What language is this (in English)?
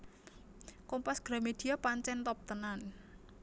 Javanese